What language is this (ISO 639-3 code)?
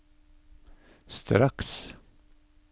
nor